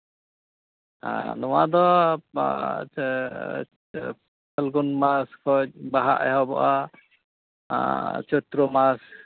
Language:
Santali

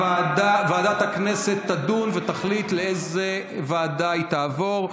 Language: Hebrew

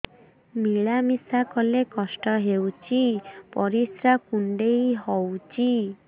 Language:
Odia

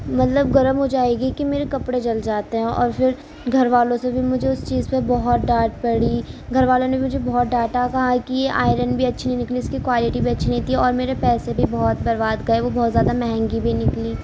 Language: Urdu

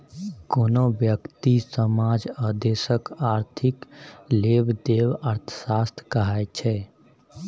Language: Maithili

